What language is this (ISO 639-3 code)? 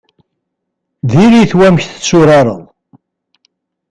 kab